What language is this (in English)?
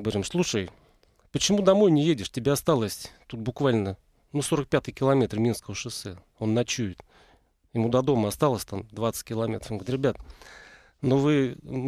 Russian